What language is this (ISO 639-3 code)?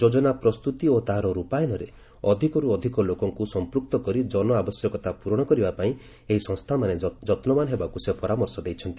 ori